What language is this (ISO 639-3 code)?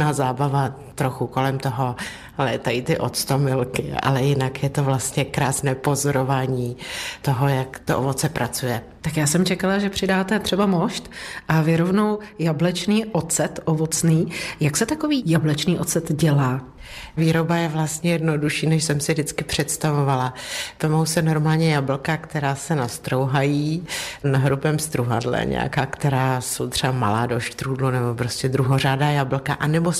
ces